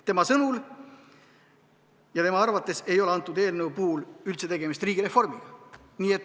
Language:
Estonian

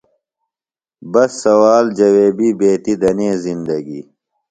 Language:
Phalura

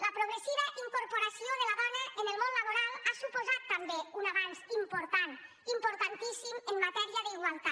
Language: Catalan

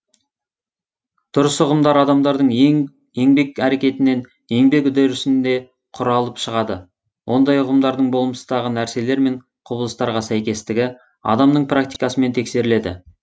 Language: Kazakh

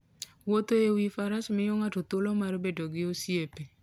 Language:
Luo (Kenya and Tanzania)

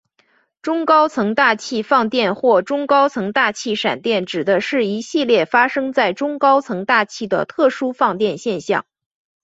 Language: Chinese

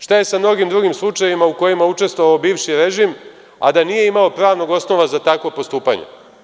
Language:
Serbian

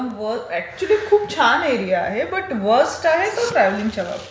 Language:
Marathi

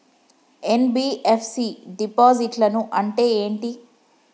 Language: Telugu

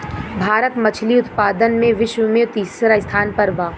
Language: Bhojpuri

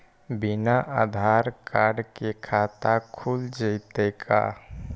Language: Magahi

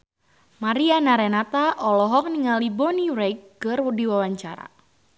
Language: Sundanese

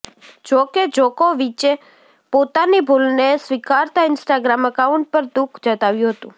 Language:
Gujarati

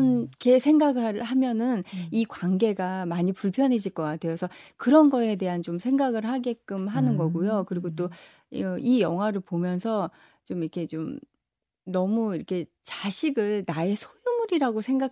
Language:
Korean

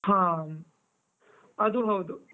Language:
Kannada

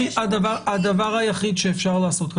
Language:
Hebrew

